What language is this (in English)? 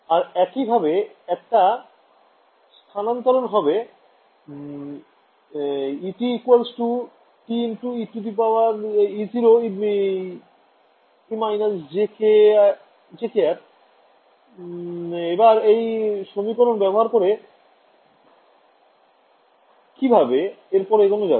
Bangla